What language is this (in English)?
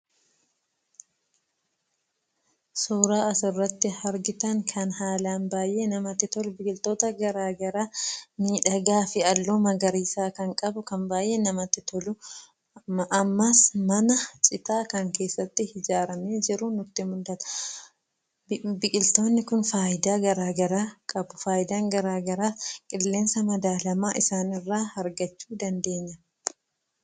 Oromo